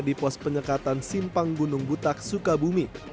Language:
Indonesian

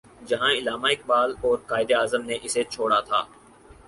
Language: Urdu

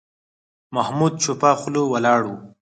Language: Pashto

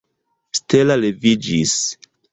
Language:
Esperanto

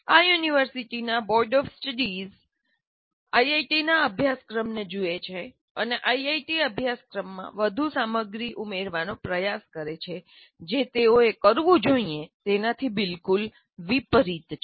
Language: Gujarati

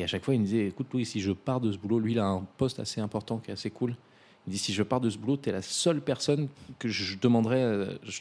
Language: French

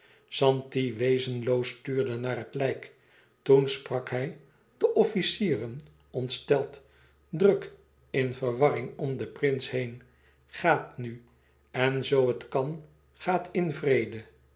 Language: Dutch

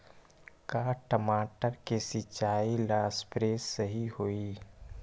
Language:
Magahi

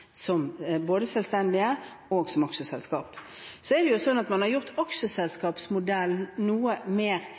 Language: Norwegian Bokmål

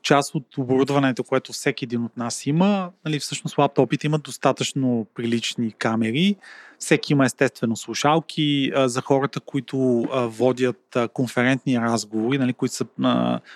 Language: Bulgarian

